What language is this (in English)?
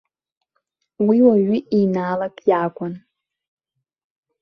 Abkhazian